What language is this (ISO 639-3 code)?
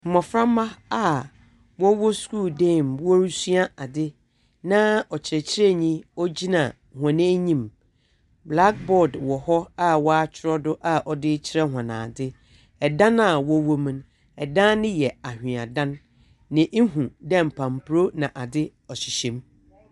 aka